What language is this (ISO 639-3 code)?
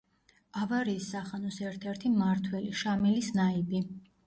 kat